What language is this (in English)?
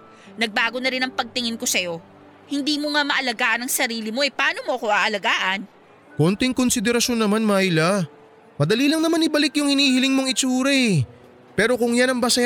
Filipino